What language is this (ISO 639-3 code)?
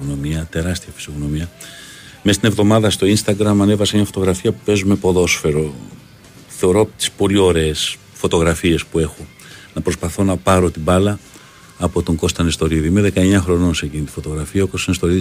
ell